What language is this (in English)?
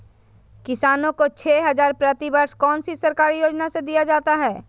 Magahi